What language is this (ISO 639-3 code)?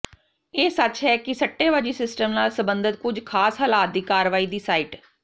pan